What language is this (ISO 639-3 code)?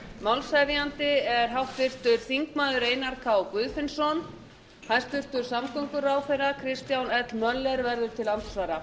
isl